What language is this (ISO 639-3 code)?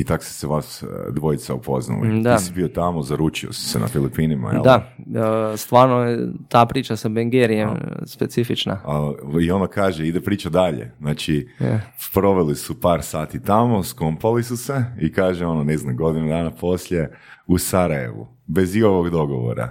hrv